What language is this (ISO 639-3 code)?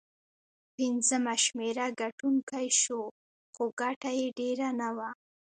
pus